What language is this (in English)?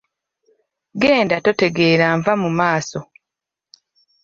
Ganda